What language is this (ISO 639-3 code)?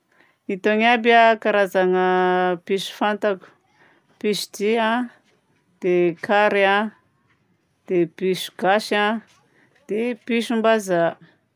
bzc